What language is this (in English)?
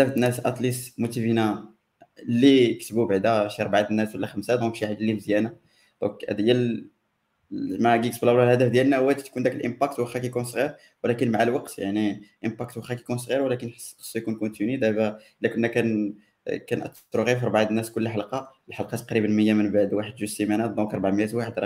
Arabic